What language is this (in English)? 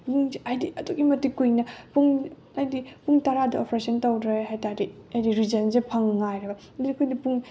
Manipuri